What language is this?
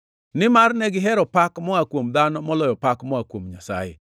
Luo (Kenya and Tanzania)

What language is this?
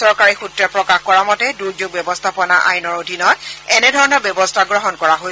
Assamese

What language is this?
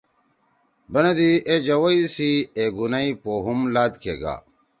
Torwali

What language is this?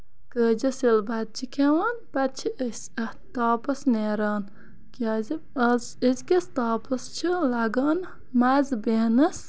Kashmiri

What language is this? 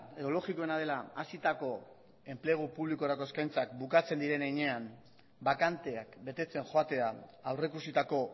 Basque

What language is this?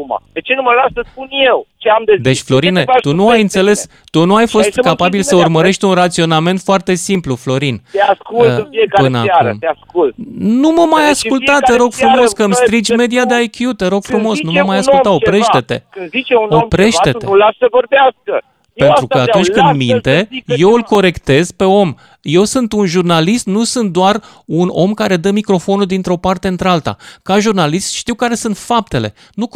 Romanian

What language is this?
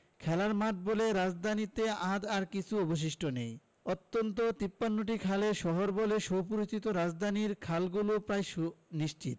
Bangla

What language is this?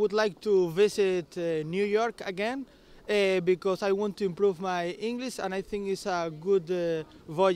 Dutch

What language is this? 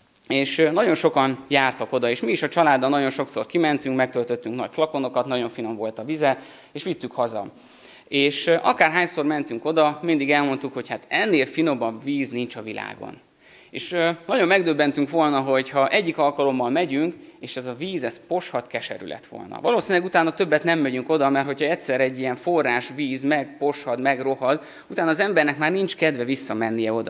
Hungarian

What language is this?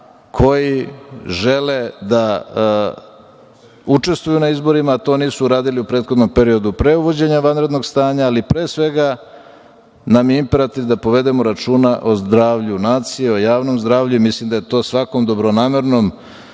Serbian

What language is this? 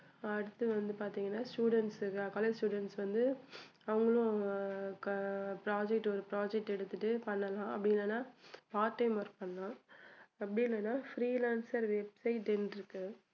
Tamil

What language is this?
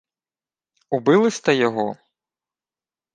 Ukrainian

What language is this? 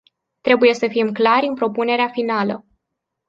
Romanian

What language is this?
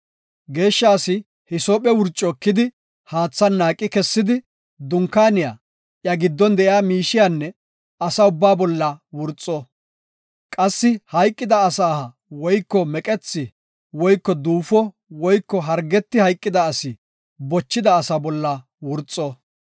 Gofa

